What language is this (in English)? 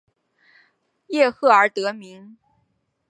Chinese